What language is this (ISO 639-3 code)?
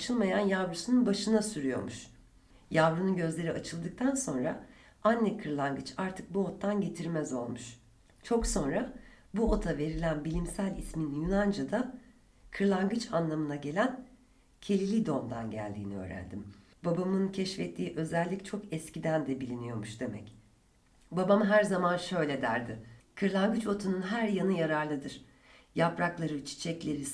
tur